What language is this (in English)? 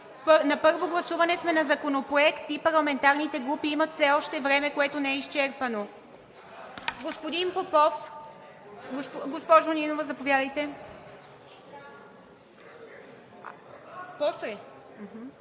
Bulgarian